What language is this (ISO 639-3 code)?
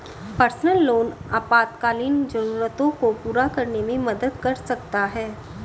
hin